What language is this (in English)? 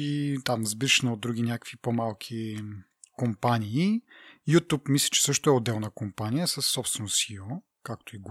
Bulgarian